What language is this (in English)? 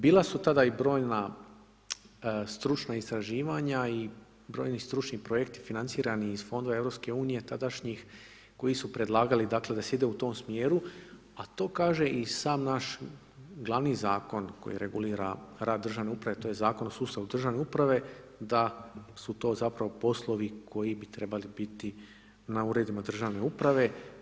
Croatian